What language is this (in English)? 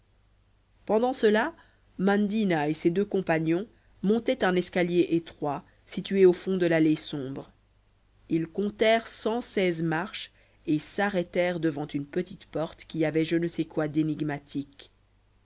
French